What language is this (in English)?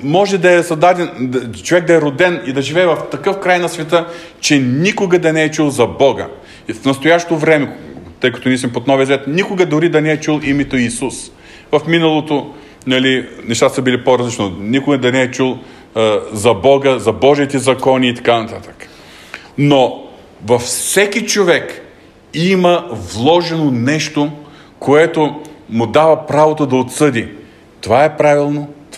Bulgarian